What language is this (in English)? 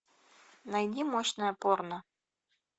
Russian